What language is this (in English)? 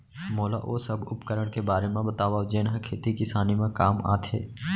Chhattisgarhi